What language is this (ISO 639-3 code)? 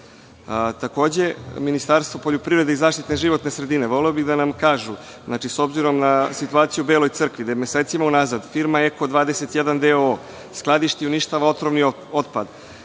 srp